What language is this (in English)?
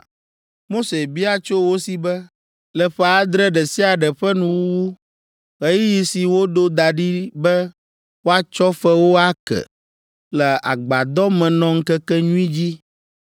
Ewe